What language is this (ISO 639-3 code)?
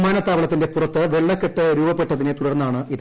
mal